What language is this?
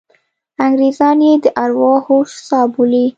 Pashto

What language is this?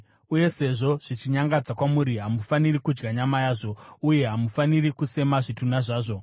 Shona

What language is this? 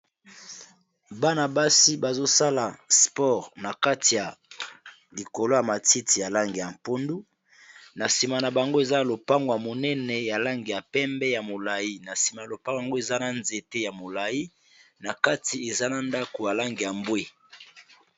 Lingala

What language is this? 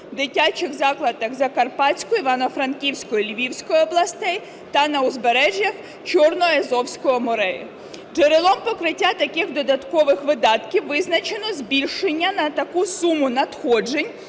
Ukrainian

